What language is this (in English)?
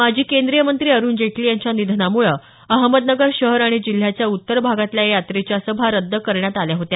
Marathi